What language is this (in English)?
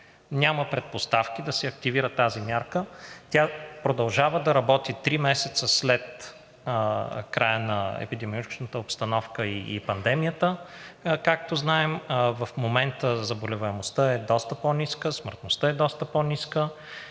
Bulgarian